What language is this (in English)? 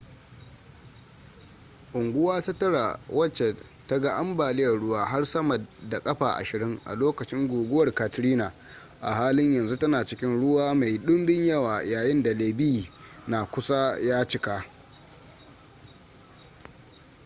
Hausa